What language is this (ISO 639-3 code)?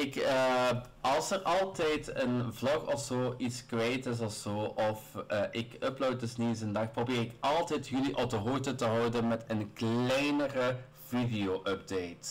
nld